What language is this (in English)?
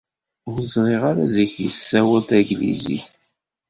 Kabyle